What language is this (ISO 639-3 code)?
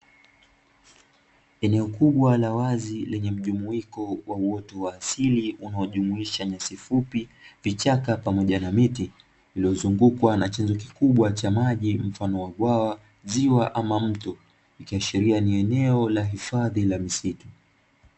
swa